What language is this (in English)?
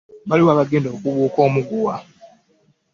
Ganda